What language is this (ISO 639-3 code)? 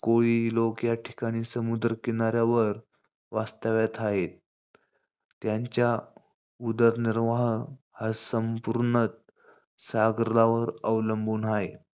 mar